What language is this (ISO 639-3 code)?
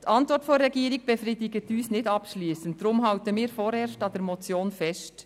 gsw